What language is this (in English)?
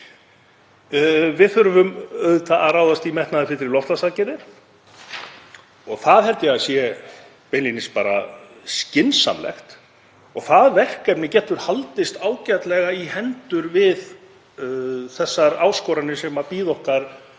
Icelandic